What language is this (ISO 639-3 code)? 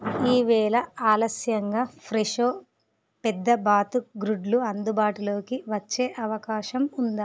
tel